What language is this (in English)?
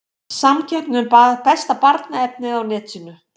Icelandic